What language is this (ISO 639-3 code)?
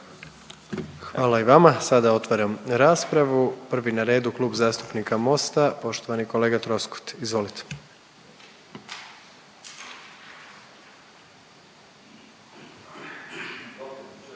hrv